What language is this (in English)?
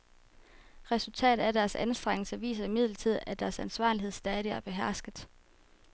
Danish